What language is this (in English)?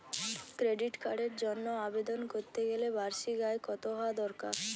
Bangla